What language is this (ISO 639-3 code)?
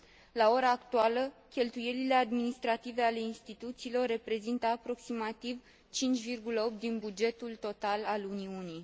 ron